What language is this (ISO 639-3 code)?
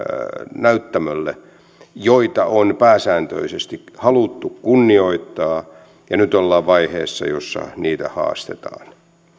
fin